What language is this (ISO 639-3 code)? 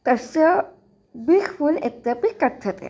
san